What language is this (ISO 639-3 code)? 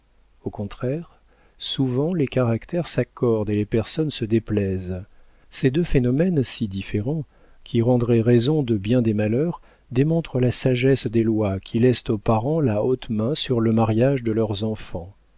fra